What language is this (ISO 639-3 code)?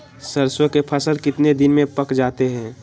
mag